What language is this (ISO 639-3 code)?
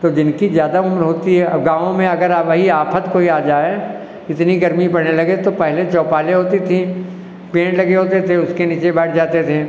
hin